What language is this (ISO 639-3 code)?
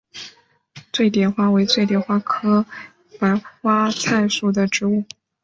zho